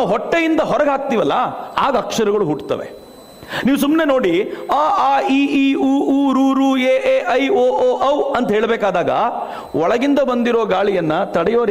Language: Kannada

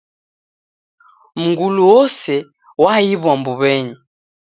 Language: Taita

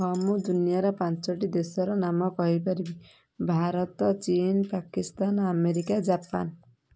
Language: Odia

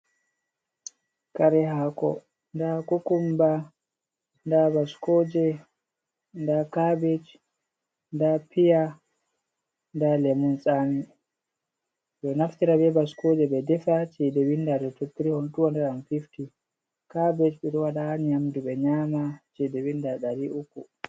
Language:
Fula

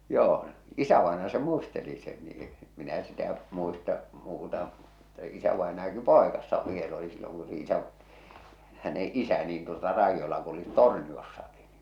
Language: Finnish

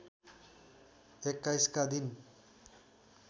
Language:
Nepali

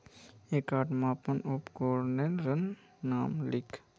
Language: Magahi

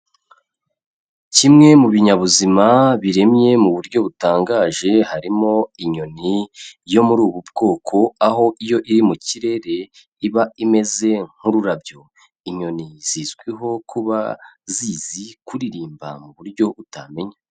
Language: Kinyarwanda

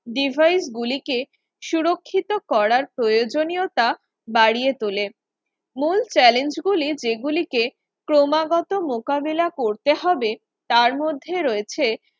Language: Bangla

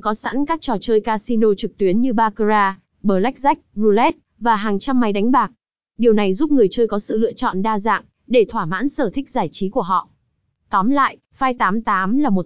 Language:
Vietnamese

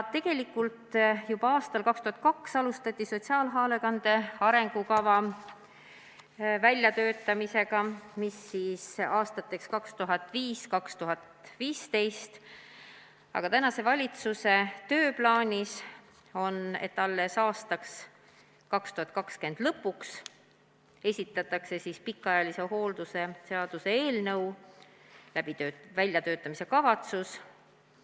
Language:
Estonian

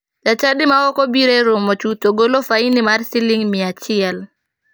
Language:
Luo (Kenya and Tanzania)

